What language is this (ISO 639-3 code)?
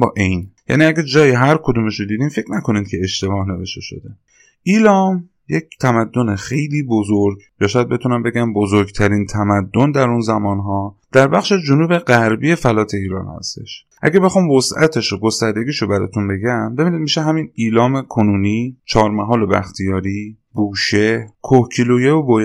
fas